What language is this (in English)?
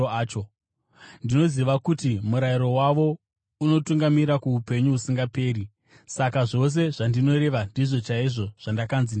Shona